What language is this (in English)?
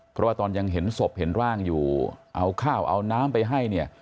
Thai